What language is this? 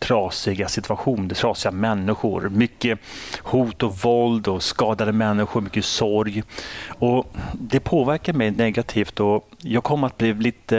Swedish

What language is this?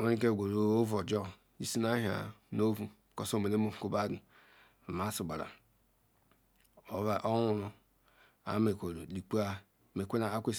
Ikwere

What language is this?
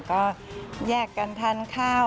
Thai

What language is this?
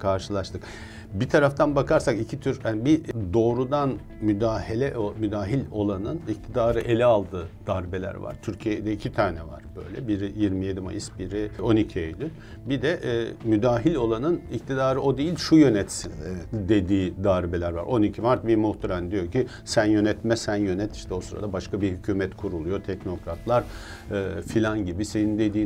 Turkish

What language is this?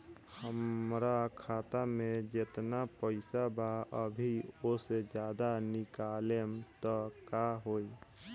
Bhojpuri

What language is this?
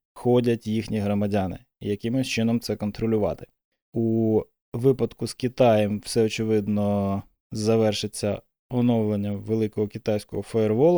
Ukrainian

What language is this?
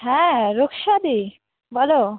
Bangla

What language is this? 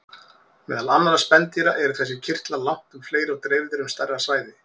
Icelandic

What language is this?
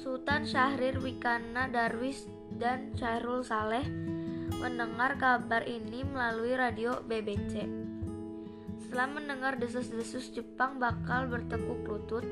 Indonesian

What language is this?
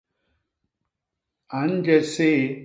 Basaa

